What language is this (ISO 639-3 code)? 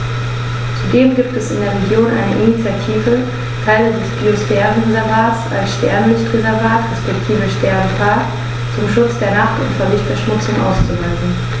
deu